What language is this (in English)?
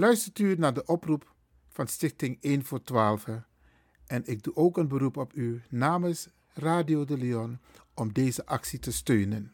Dutch